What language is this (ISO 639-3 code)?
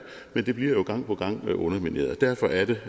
dan